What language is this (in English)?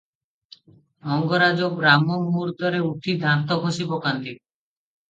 Odia